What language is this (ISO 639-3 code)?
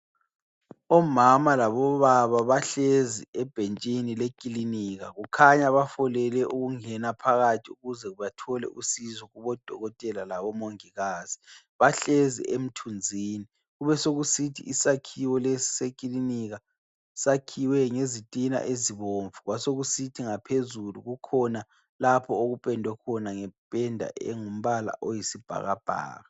nde